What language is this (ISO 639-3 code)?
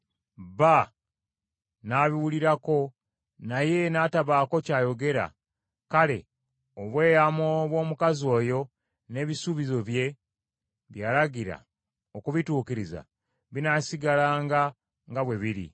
lug